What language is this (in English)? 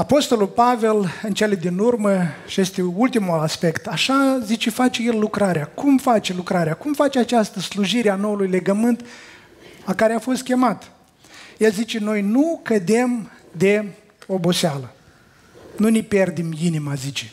Romanian